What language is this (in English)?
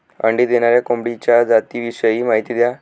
Marathi